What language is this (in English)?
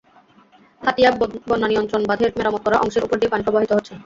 Bangla